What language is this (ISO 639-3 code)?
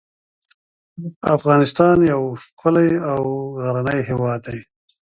pus